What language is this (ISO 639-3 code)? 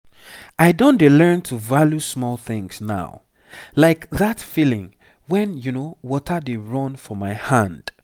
pcm